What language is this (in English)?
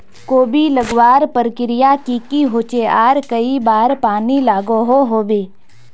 Magahi